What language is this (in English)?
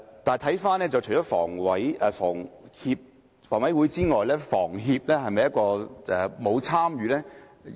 Cantonese